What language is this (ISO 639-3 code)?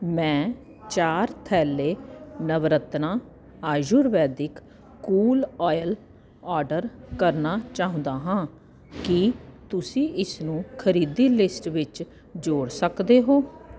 pan